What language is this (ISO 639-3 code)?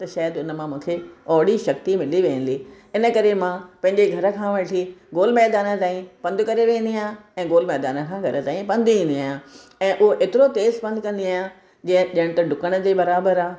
snd